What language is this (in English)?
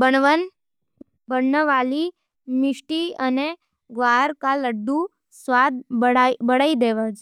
Nimadi